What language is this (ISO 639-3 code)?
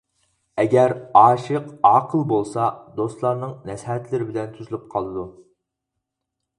uig